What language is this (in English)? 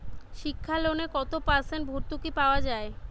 Bangla